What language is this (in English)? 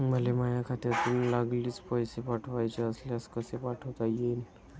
Marathi